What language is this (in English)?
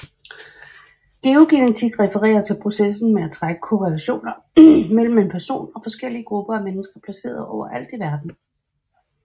Danish